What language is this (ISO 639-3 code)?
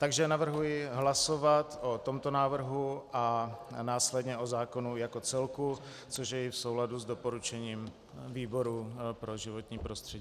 ces